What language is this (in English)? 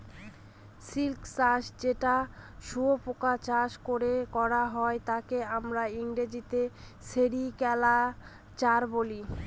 Bangla